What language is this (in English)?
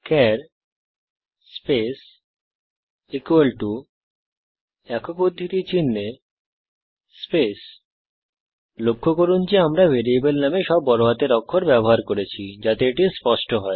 Bangla